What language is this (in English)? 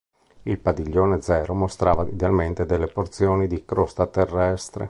Italian